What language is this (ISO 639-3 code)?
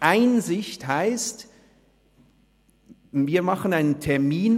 gsw